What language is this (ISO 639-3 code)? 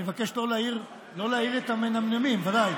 heb